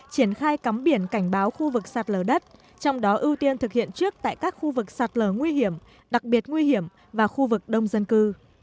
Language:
Vietnamese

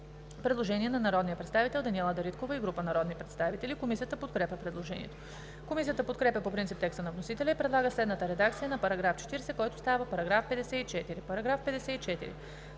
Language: Bulgarian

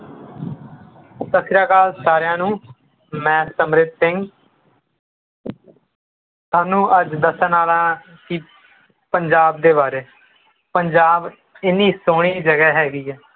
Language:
Punjabi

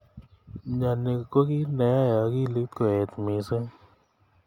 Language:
Kalenjin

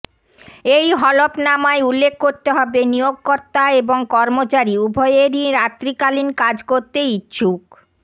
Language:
Bangla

